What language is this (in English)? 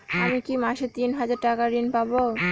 Bangla